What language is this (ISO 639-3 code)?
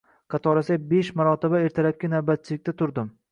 uzb